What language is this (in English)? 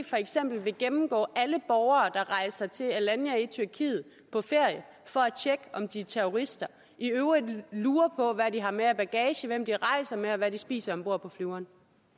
Danish